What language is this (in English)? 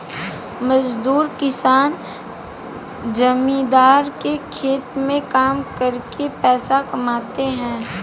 Hindi